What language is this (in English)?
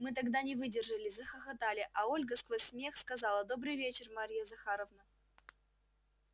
Russian